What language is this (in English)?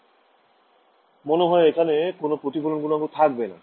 Bangla